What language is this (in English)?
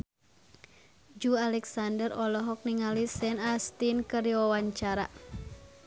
Sundanese